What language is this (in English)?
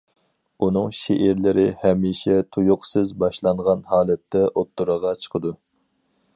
Uyghur